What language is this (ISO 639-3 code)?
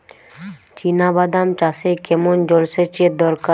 ben